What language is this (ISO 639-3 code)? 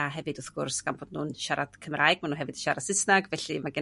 cym